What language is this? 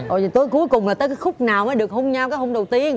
Vietnamese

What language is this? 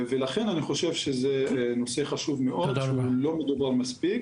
Hebrew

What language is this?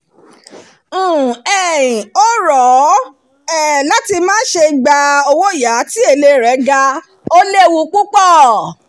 Yoruba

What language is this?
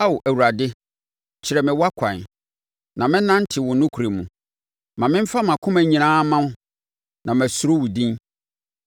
Akan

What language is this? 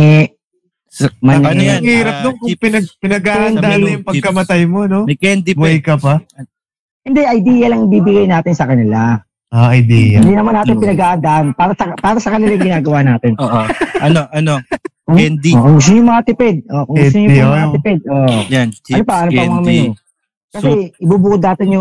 Filipino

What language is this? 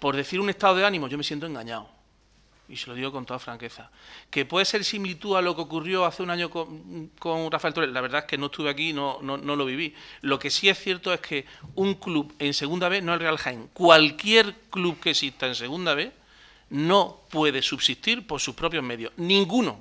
Spanish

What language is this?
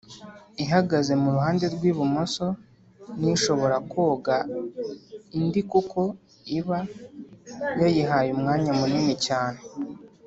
Kinyarwanda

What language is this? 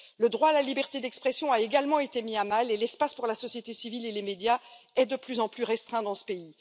French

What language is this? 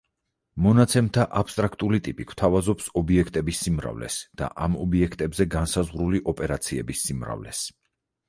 Georgian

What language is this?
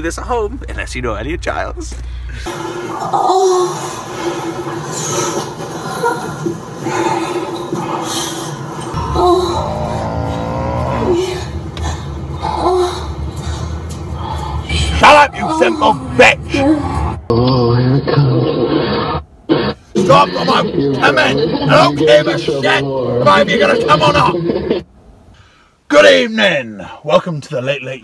English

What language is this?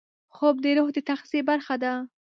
Pashto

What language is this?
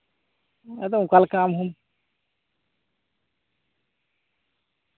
Santali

